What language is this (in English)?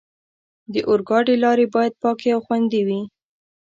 Pashto